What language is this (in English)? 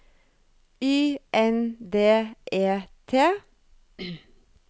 Norwegian